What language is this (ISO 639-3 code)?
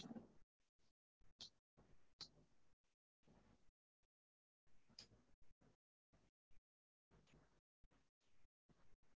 tam